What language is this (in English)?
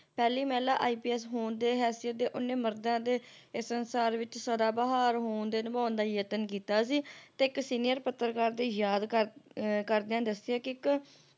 Punjabi